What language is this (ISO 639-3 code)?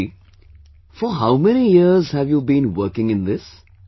eng